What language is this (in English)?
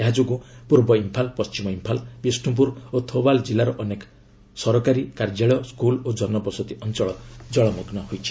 Odia